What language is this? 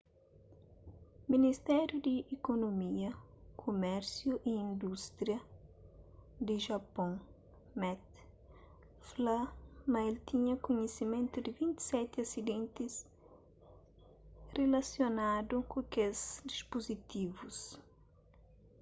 Kabuverdianu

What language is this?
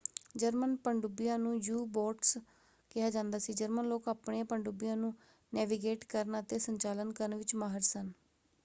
Punjabi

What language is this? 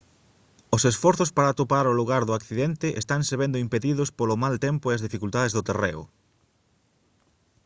Galician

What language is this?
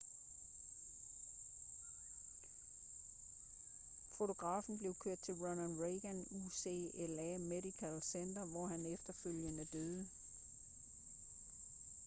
Danish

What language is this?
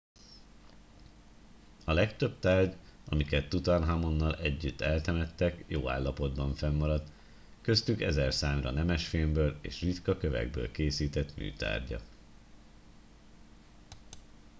Hungarian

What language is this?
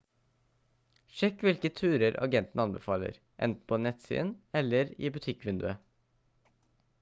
Norwegian Bokmål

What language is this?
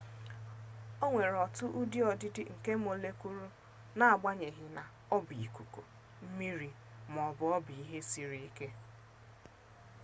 Igbo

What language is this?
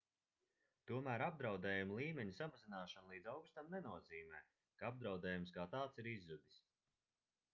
Latvian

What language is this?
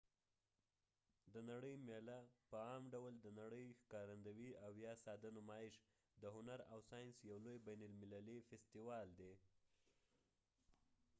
Pashto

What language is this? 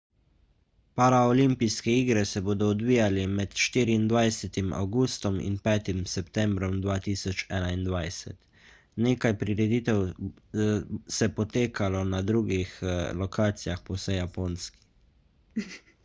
Slovenian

